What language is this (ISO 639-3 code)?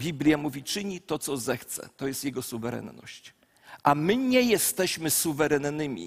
pol